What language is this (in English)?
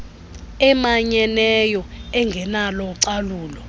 Xhosa